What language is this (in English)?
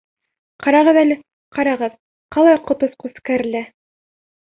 Bashkir